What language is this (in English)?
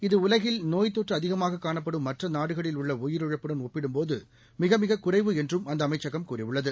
Tamil